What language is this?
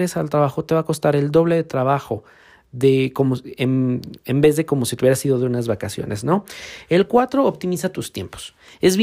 Spanish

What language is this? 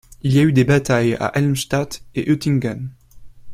French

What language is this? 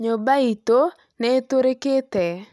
Kikuyu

